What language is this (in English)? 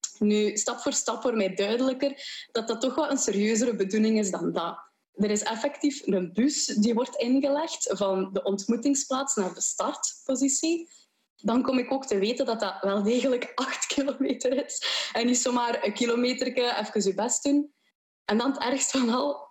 Dutch